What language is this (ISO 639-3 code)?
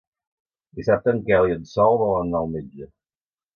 cat